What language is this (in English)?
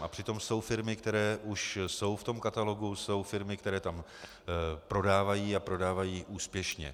Czech